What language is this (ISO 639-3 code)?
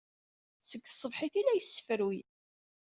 kab